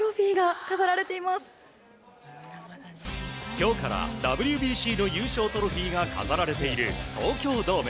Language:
Japanese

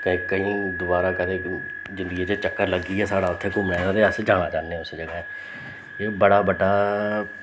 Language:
Dogri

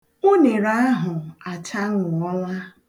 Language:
Igbo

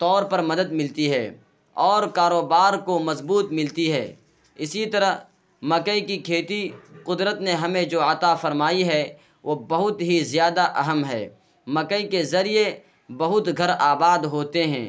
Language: Urdu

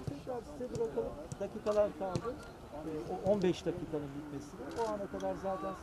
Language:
Turkish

